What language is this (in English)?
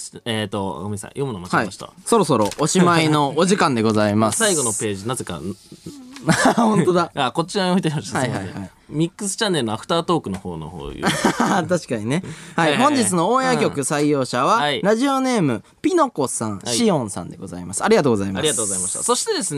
Japanese